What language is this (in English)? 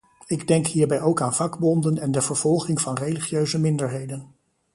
Dutch